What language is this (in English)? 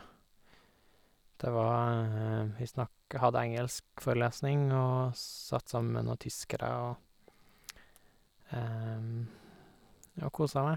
Norwegian